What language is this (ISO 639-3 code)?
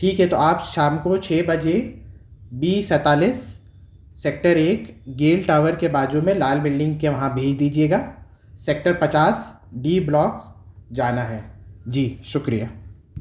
urd